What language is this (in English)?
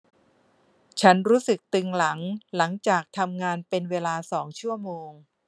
Thai